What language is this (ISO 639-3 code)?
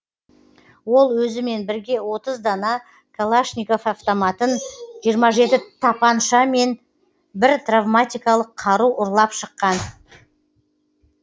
kaz